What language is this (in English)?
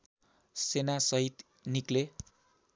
Nepali